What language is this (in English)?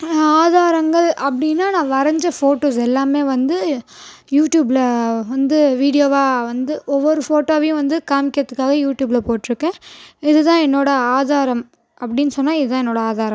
Tamil